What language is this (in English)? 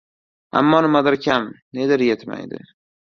Uzbek